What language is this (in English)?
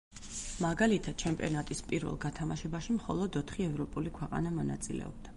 Georgian